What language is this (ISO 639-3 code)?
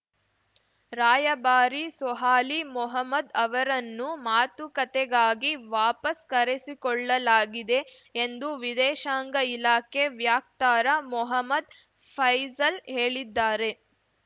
kan